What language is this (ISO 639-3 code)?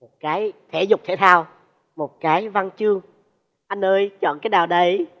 vie